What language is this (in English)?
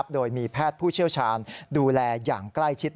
Thai